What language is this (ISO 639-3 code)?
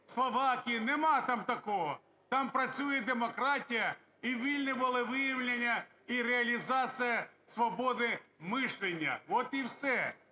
ukr